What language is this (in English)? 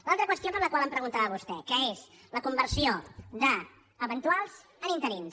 Catalan